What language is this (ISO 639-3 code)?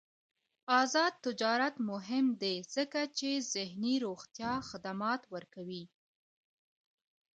pus